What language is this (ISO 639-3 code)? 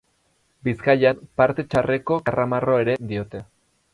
eus